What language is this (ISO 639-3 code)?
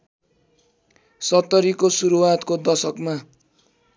nep